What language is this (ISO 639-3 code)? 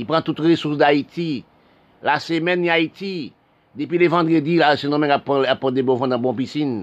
fra